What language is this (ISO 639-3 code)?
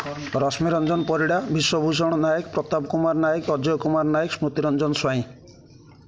ori